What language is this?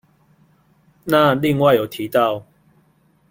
Chinese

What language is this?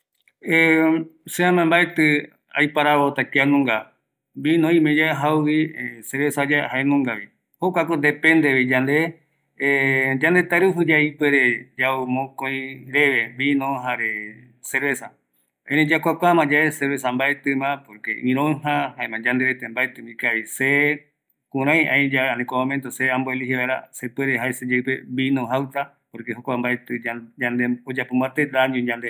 Eastern Bolivian Guaraní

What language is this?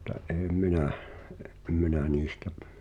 Finnish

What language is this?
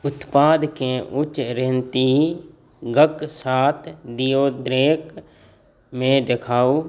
Maithili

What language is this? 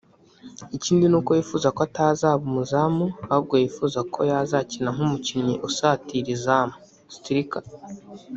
Kinyarwanda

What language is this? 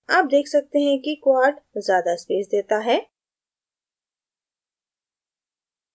Hindi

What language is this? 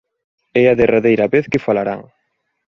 Galician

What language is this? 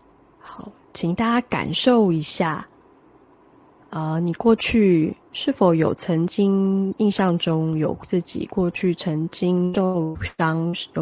Chinese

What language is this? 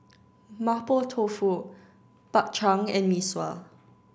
English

